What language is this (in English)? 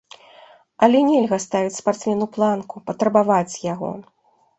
Belarusian